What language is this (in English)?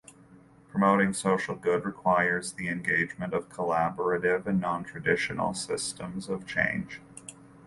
English